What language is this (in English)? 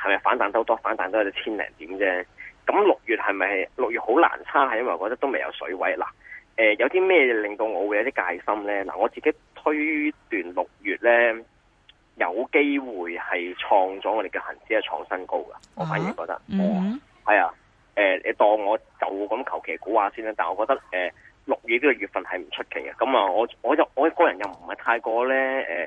Chinese